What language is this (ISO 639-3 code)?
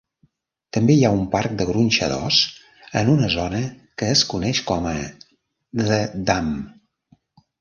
cat